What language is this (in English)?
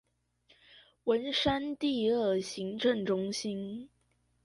Chinese